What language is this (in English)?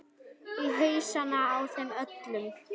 Icelandic